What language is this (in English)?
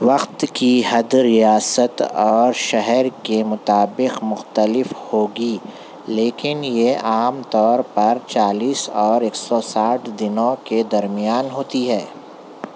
Urdu